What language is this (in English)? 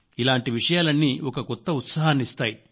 Telugu